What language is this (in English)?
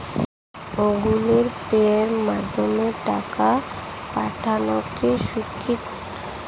Bangla